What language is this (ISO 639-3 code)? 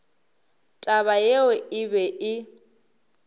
nso